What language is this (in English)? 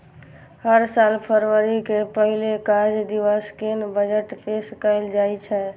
Maithili